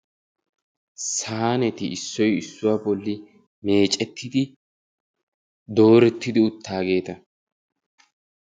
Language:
Wolaytta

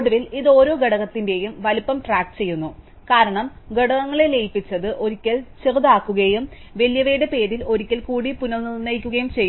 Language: Malayalam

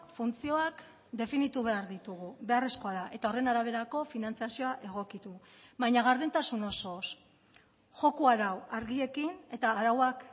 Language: Basque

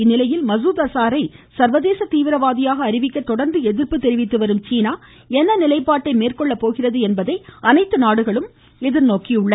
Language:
Tamil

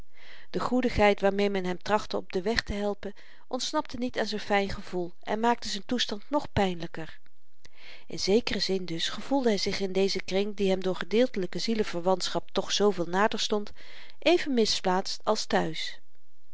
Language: Dutch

